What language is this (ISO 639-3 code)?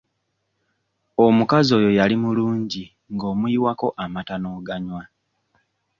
lug